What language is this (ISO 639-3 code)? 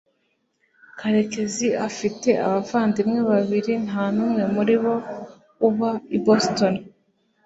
kin